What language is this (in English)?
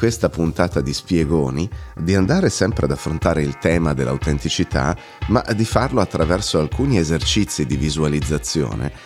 Italian